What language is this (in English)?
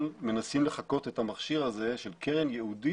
Hebrew